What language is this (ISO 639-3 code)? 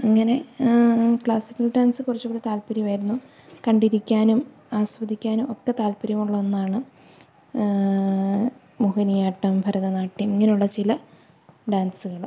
mal